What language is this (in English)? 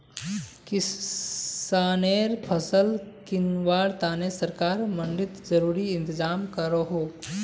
Magahi